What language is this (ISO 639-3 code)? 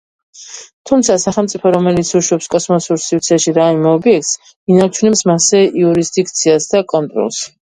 kat